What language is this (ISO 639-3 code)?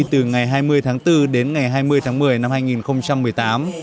vie